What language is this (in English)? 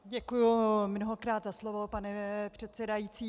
Czech